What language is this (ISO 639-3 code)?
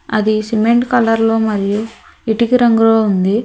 tel